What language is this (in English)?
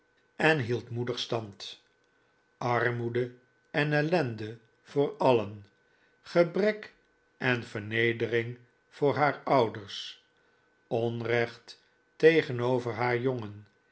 Dutch